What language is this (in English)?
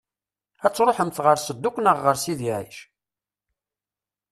Kabyle